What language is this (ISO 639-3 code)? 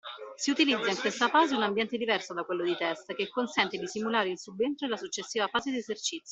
ita